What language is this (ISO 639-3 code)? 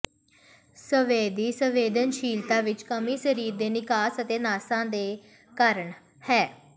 pan